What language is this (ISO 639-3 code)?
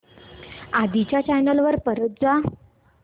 mar